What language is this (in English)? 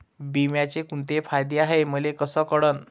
Marathi